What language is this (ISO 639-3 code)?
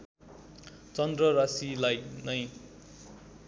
nep